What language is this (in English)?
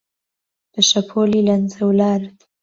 Central Kurdish